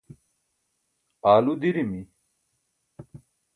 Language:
Burushaski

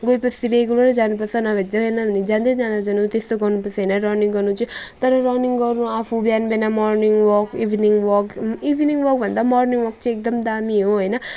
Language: Nepali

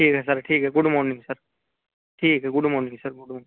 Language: Urdu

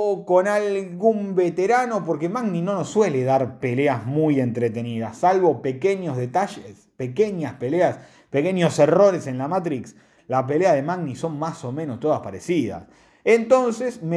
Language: Spanish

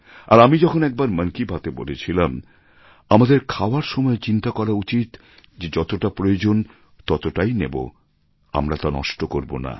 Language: Bangla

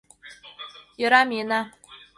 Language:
Mari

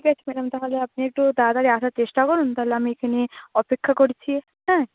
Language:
Bangla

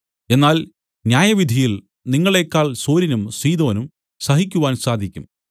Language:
Malayalam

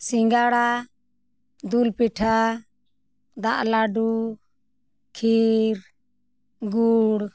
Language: Santali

